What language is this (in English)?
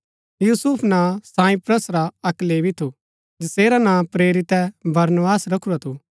Gaddi